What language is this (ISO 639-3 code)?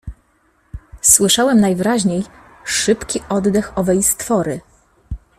pol